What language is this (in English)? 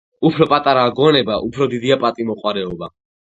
Georgian